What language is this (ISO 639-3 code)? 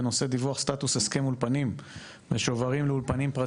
heb